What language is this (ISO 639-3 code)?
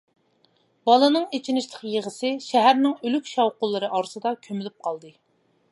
uig